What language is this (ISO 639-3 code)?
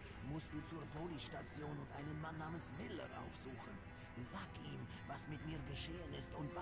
deu